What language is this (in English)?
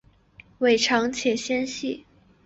Chinese